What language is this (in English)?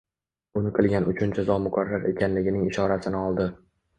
Uzbek